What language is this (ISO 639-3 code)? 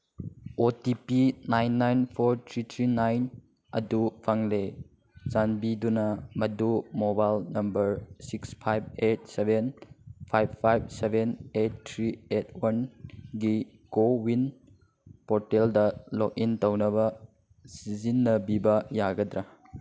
mni